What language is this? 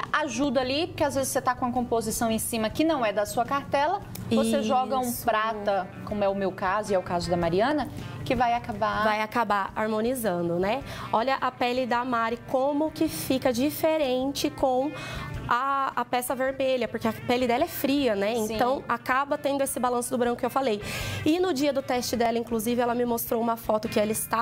Portuguese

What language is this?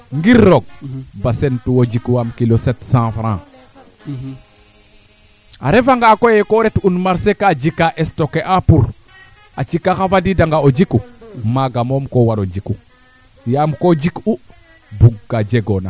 Serer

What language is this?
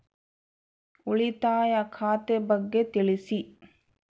Kannada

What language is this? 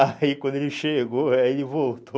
Portuguese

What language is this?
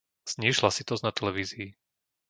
Slovak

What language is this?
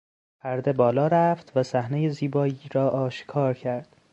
Persian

